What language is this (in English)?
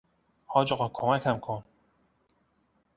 Persian